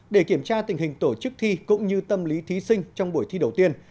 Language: Vietnamese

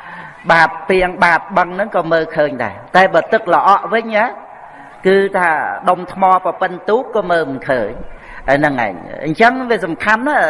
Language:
Vietnamese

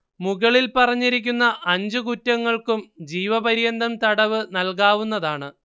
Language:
Malayalam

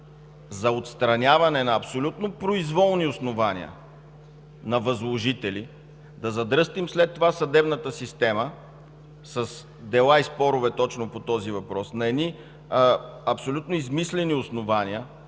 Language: Bulgarian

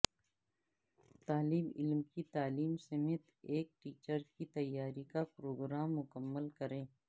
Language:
Urdu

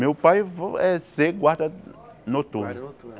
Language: Portuguese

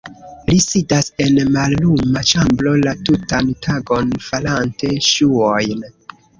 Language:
Esperanto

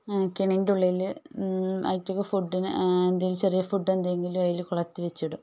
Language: Malayalam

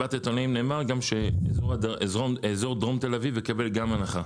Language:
Hebrew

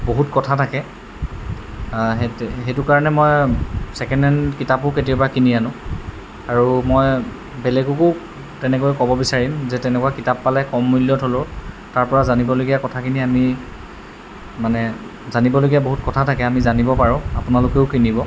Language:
Assamese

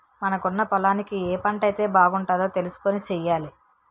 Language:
Telugu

